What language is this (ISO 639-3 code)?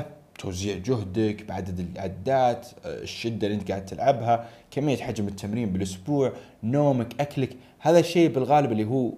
ara